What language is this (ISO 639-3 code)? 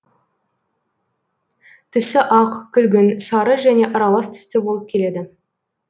kaz